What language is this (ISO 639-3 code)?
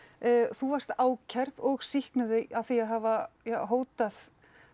isl